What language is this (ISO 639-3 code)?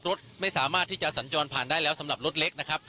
tha